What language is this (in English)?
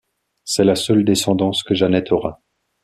French